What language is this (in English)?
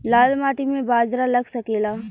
Bhojpuri